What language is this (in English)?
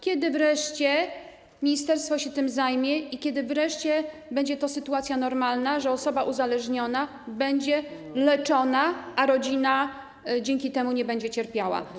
Polish